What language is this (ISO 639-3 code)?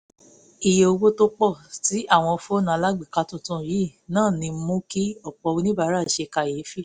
yor